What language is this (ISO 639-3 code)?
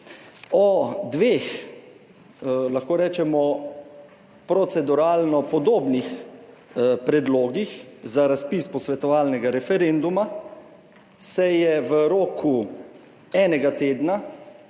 slv